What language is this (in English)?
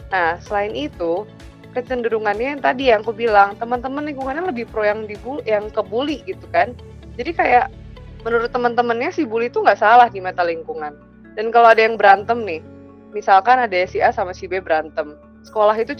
Indonesian